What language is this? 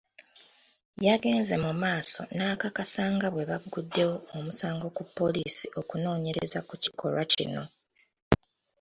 Ganda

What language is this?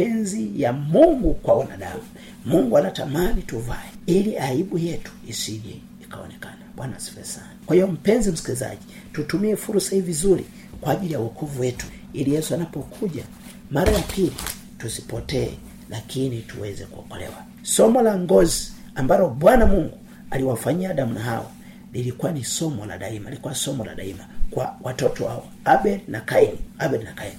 Swahili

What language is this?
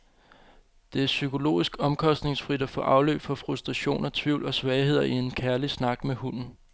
Danish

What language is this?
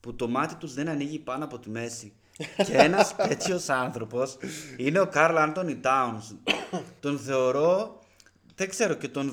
Greek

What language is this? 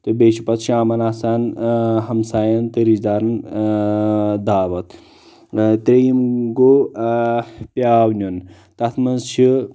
Kashmiri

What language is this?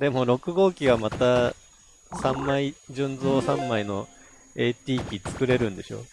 Japanese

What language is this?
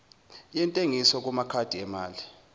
Zulu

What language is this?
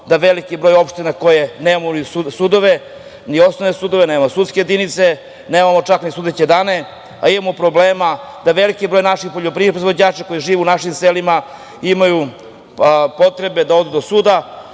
Serbian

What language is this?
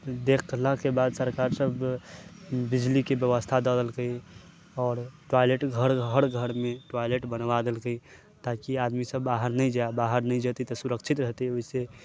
Maithili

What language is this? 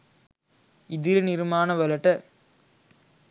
Sinhala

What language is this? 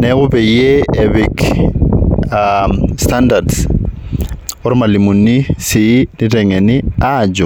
Masai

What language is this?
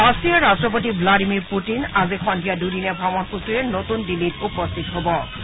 Assamese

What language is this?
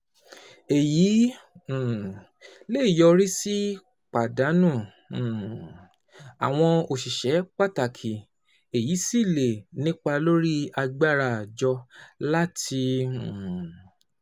Yoruba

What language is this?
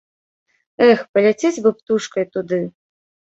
Belarusian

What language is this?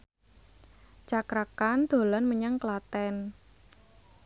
Javanese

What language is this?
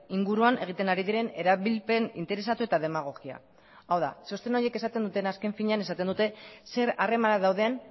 Basque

